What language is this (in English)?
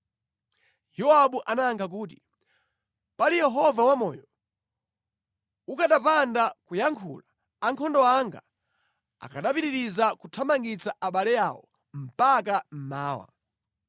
Nyanja